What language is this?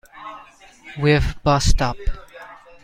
English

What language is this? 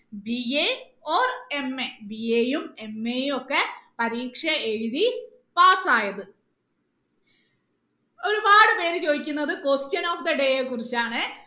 Malayalam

